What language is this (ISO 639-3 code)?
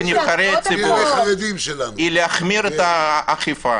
heb